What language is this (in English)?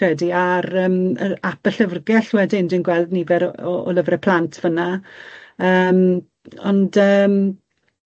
Welsh